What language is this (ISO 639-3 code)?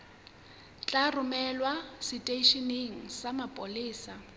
sot